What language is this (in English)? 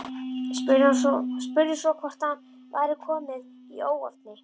Icelandic